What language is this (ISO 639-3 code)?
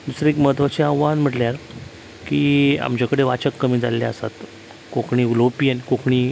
kok